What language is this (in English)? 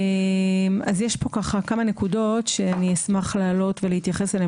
Hebrew